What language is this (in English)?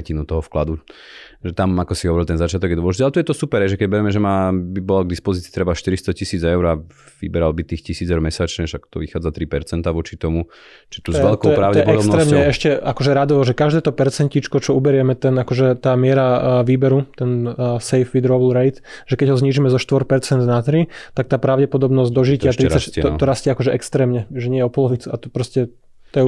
Slovak